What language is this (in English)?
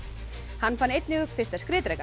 Icelandic